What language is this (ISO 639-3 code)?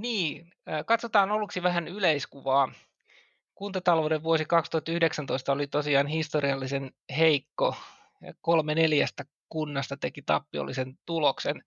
fin